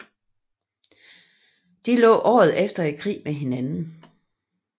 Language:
Danish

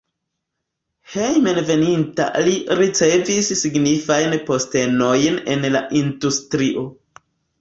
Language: Esperanto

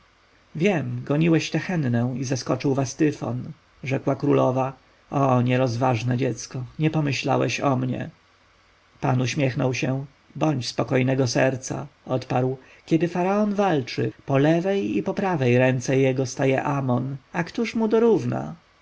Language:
Polish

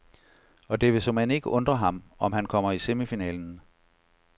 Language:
Danish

